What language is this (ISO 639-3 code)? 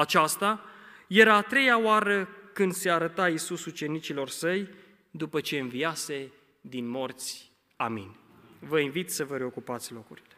ron